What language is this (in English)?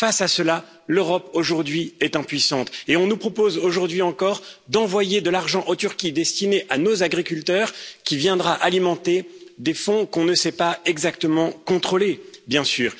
French